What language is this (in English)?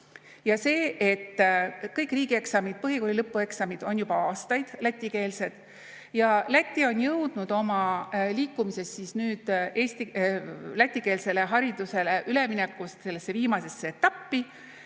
Estonian